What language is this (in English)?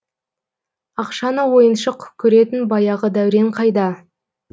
Kazakh